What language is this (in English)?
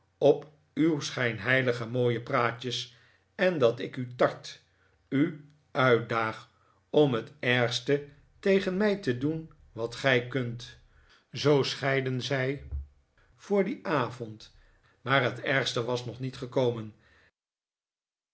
Dutch